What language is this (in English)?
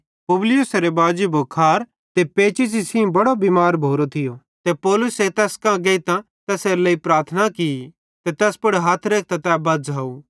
Bhadrawahi